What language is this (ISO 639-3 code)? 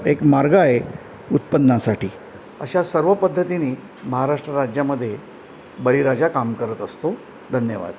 mar